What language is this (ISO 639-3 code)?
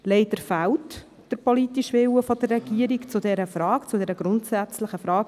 gsw